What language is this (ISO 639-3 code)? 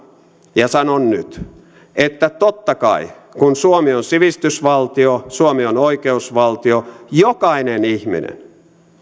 fin